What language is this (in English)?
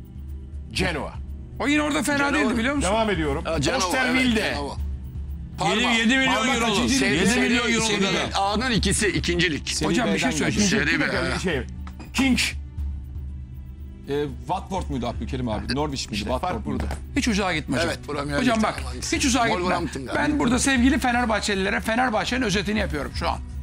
Turkish